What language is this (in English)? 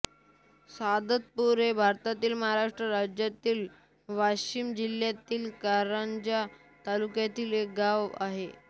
Marathi